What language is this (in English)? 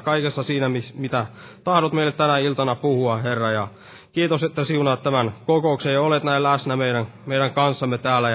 Finnish